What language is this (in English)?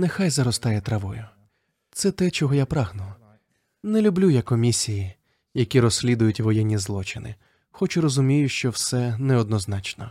Ukrainian